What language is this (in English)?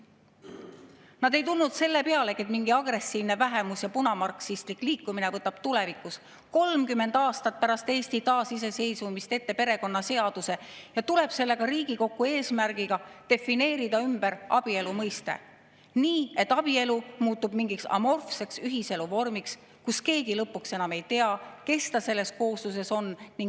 Estonian